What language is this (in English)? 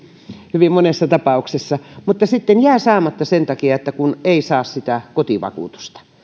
Finnish